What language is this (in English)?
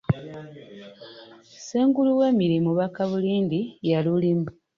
Ganda